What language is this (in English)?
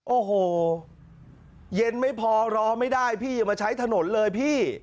Thai